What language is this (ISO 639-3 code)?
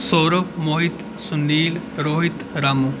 doi